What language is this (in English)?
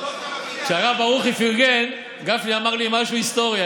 Hebrew